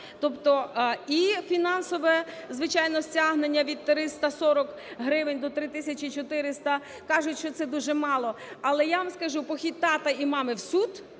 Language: Ukrainian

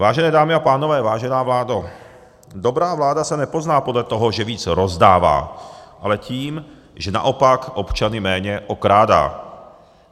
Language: Czech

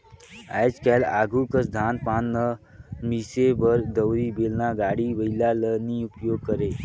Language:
Chhattisgarhi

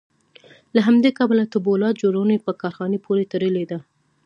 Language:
Pashto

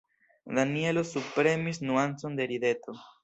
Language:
Esperanto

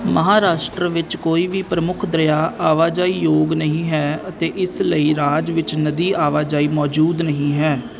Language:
Punjabi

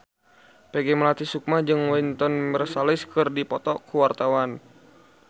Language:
Sundanese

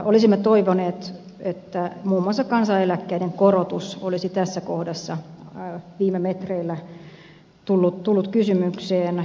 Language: Finnish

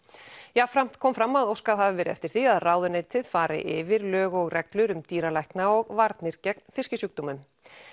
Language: Icelandic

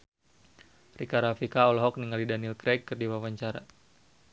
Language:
Sundanese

